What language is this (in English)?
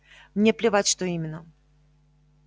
Russian